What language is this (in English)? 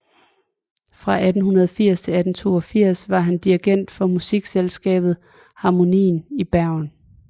Danish